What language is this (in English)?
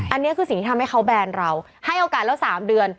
Thai